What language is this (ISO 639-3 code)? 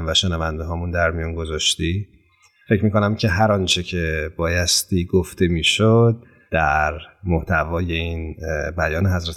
fas